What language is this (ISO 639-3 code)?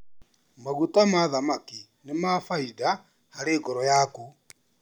kik